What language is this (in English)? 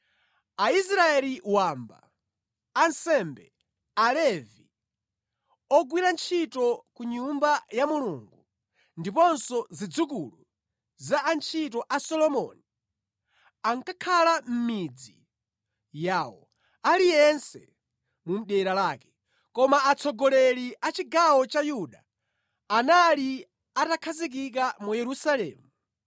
Nyanja